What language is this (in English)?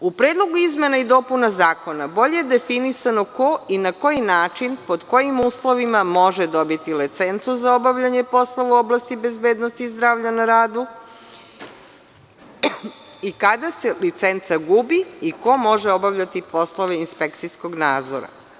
Serbian